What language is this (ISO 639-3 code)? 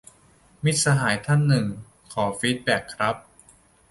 tha